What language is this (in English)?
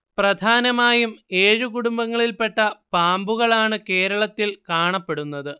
Malayalam